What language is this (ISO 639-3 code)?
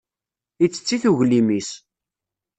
kab